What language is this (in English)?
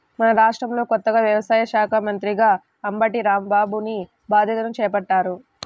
Telugu